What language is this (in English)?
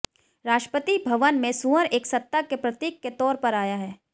Hindi